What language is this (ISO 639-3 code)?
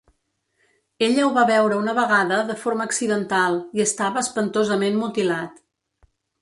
cat